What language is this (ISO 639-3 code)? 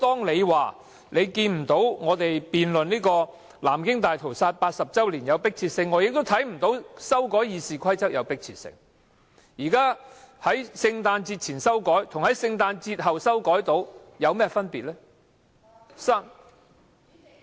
yue